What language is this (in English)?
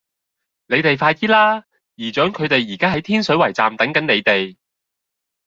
Cantonese